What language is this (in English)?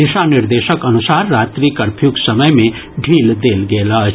Maithili